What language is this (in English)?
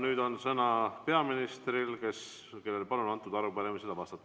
Estonian